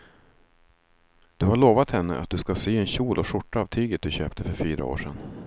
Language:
Swedish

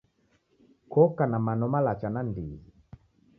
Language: Taita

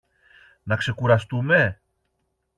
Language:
Greek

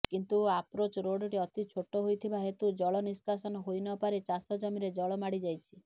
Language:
Odia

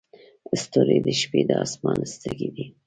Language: Pashto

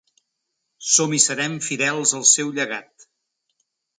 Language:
Catalan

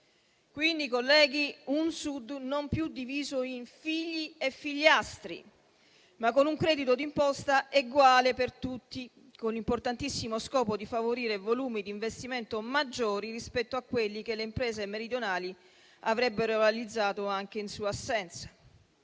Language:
Italian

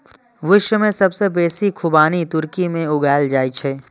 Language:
Maithili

